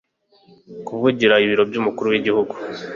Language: Kinyarwanda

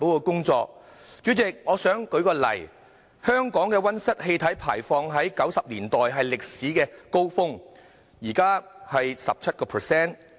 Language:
Cantonese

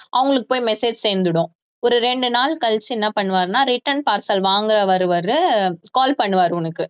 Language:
Tamil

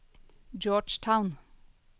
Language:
Norwegian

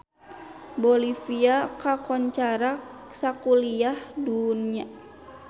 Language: Sundanese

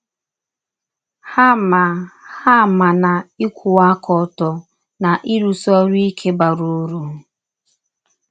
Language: Igbo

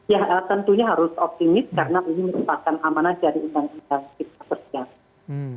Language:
Indonesian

